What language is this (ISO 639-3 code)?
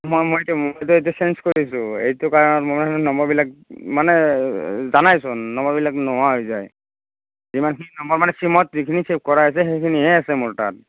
asm